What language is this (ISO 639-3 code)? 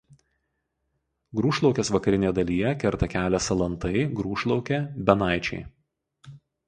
lit